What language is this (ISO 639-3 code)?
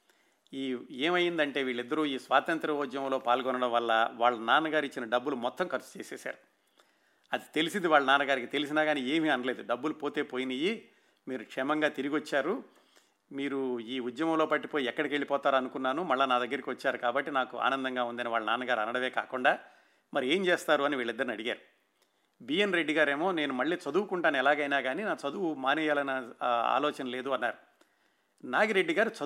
tel